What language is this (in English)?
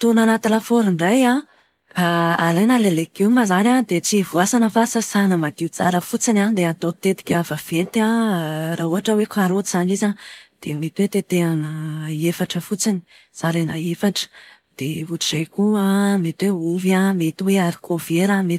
Malagasy